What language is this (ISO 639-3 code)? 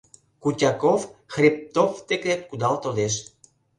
chm